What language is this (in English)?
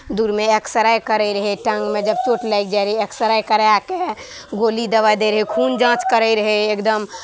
Maithili